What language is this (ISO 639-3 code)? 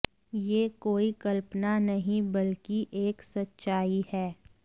hin